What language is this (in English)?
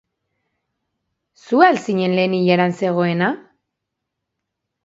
Basque